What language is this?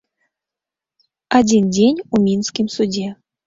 Belarusian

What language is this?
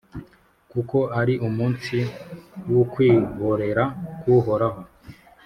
Kinyarwanda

